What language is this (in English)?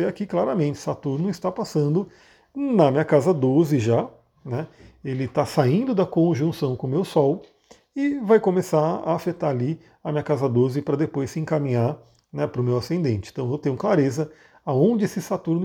Portuguese